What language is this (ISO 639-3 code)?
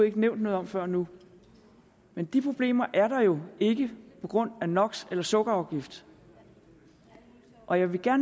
dan